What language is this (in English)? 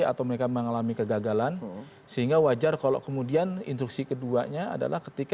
Indonesian